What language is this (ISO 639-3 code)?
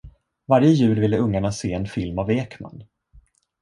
swe